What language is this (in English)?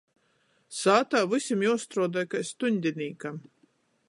Latgalian